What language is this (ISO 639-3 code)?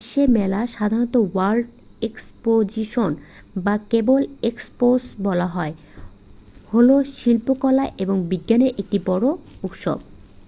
ben